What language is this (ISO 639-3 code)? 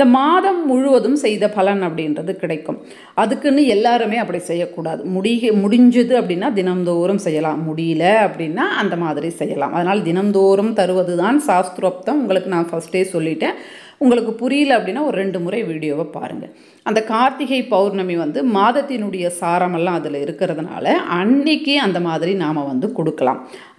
nor